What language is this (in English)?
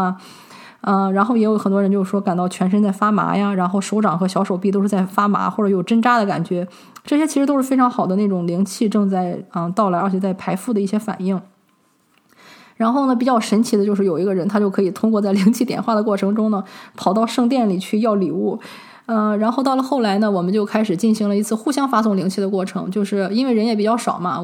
Chinese